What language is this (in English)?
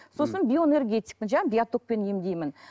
Kazakh